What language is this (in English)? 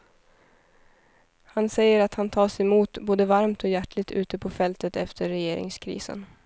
Swedish